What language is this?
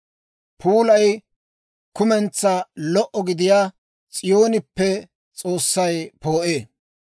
Dawro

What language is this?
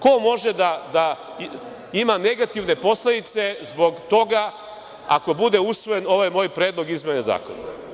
Serbian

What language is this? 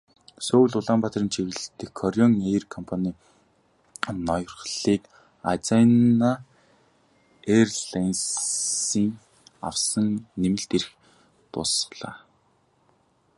Mongolian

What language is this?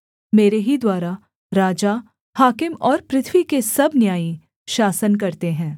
Hindi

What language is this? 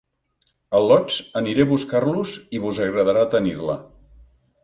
Catalan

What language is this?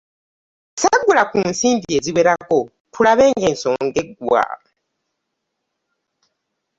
Ganda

